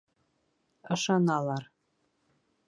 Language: Bashkir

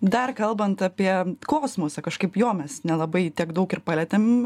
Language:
Lithuanian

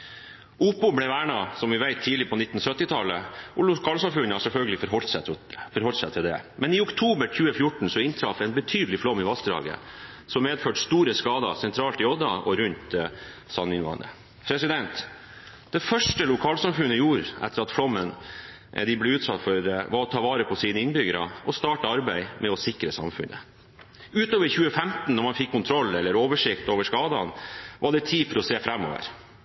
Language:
Norwegian Bokmål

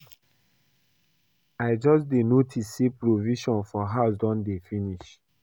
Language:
Nigerian Pidgin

